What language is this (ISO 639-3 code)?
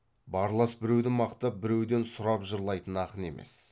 kaz